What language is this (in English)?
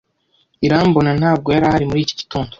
Kinyarwanda